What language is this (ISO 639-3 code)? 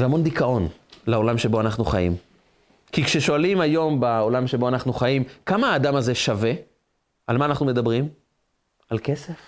heb